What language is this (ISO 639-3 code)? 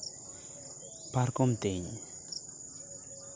sat